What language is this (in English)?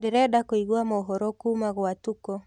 Kikuyu